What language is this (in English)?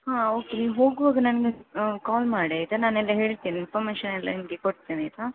Kannada